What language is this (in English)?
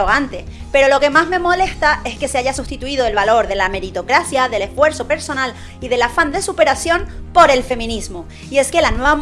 Spanish